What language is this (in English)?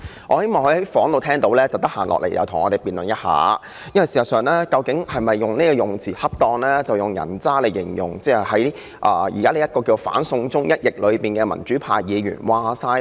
Cantonese